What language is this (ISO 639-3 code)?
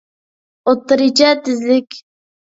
uig